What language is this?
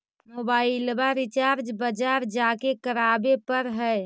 Magahi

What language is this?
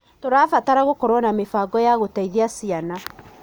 Kikuyu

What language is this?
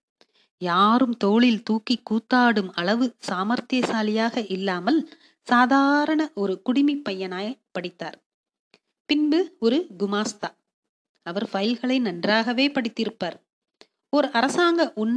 Tamil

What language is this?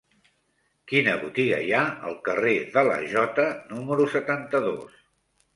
Catalan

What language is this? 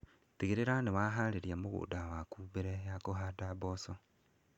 Kikuyu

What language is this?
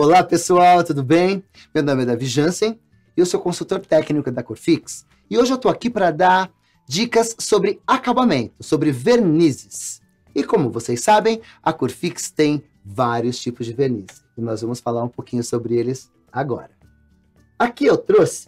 Portuguese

